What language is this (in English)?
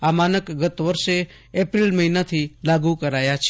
Gujarati